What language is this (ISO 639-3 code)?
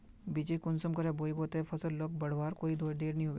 mag